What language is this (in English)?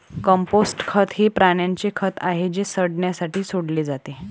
Marathi